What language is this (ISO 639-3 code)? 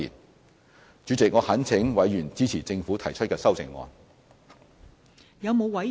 yue